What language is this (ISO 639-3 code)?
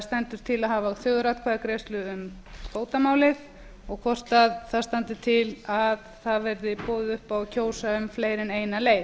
isl